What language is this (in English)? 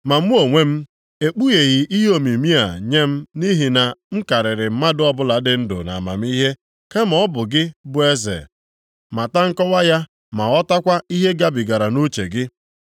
Igbo